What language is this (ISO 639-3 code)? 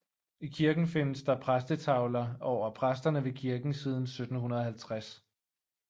dan